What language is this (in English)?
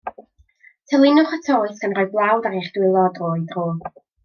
Welsh